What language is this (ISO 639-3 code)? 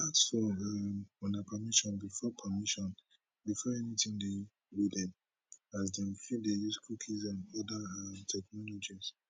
pcm